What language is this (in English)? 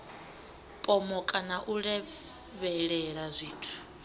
Venda